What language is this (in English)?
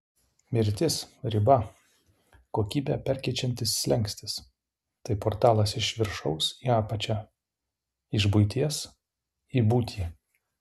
Lithuanian